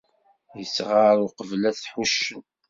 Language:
Kabyle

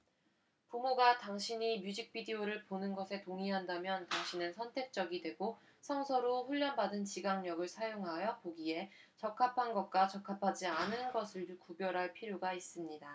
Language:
Korean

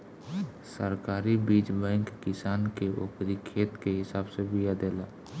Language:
Bhojpuri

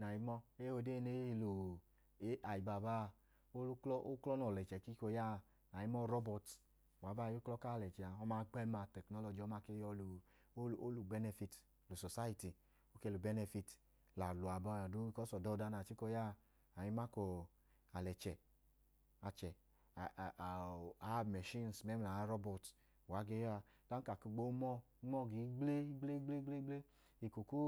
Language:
Idoma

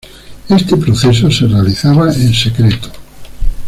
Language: Spanish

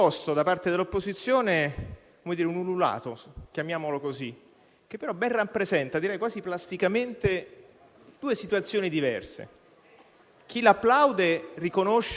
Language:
Italian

